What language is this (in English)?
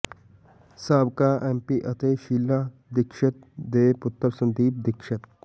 Punjabi